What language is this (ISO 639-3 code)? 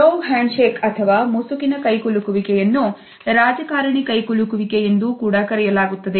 kan